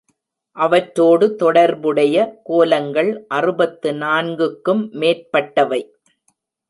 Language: Tamil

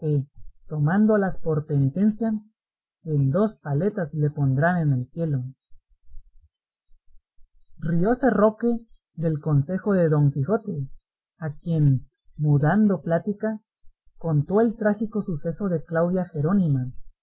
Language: Spanish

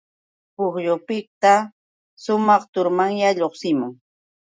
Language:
Yauyos Quechua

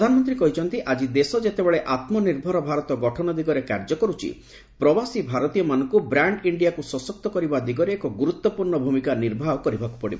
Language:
Odia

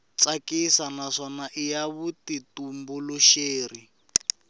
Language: Tsonga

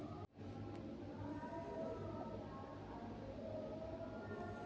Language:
Magahi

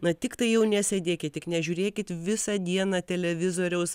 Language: Lithuanian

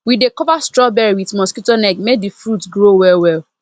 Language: Nigerian Pidgin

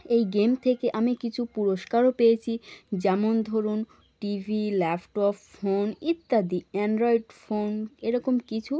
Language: Bangla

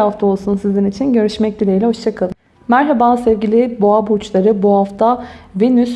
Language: Turkish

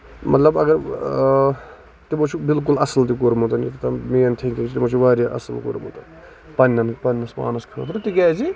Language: Kashmiri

